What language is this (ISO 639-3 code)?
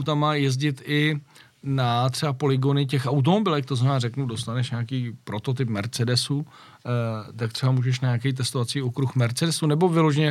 ces